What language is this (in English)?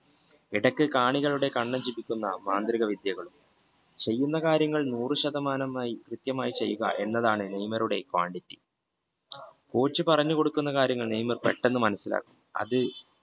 Malayalam